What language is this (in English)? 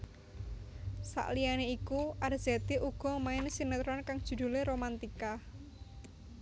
Javanese